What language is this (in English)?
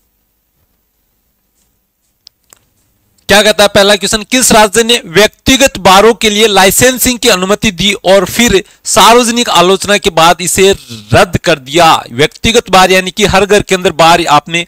Hindi